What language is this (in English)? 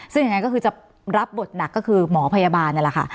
Thai